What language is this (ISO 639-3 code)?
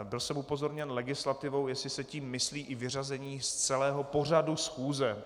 ces